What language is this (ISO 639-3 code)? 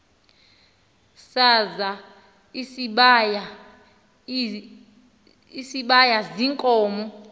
xho